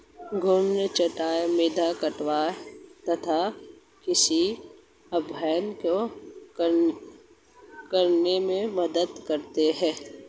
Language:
Hindi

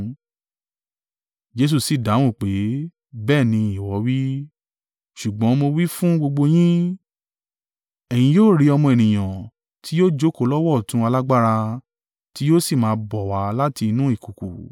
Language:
Yoruba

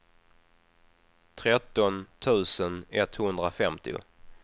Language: Swedish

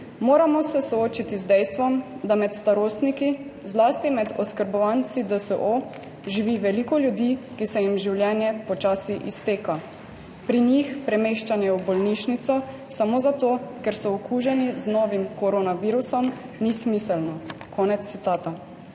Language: Slovenian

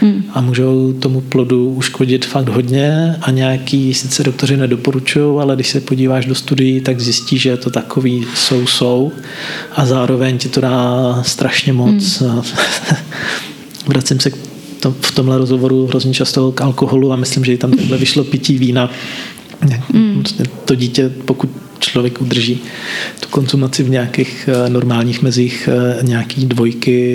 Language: Czech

